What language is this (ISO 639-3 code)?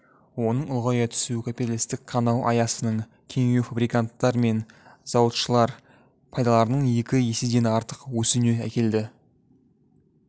kaz